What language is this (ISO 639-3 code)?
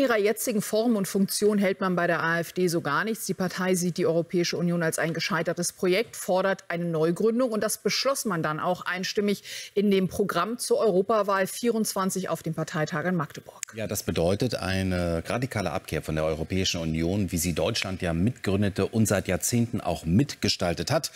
deu